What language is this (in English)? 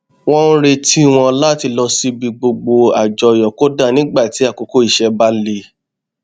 Yoruba